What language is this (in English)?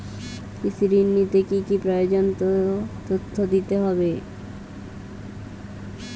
Bangla